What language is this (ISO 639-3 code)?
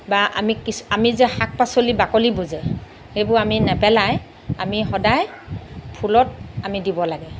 asm